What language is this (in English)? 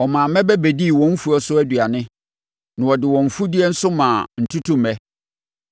Akan